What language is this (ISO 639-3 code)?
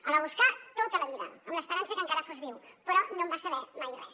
cat